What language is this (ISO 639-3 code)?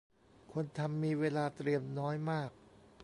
tha